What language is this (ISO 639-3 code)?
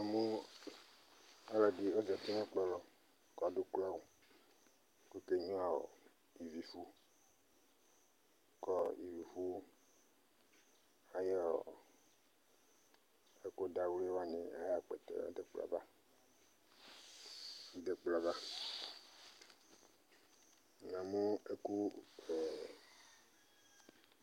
kpo